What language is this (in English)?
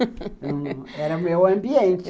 Portuguese